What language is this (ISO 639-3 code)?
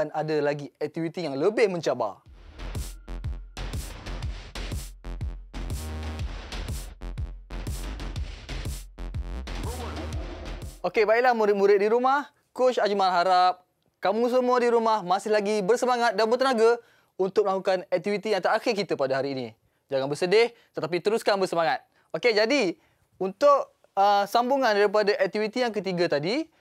msa